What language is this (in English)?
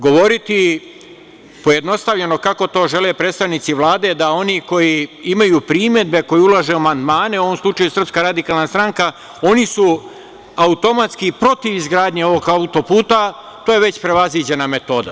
Serbian